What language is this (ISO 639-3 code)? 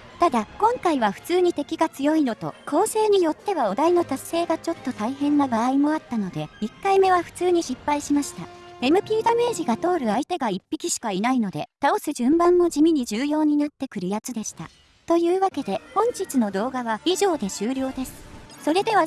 jpn